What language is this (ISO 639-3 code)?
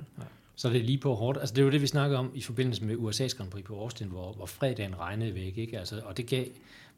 dan